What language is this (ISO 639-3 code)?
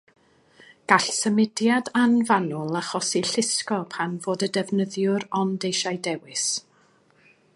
cym